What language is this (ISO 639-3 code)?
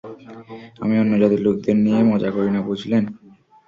ben